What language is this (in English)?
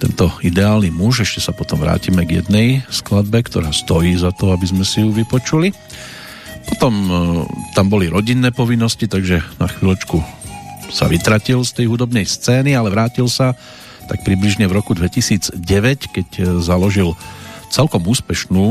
Slovak